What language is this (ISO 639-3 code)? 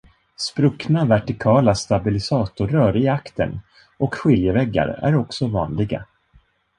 swe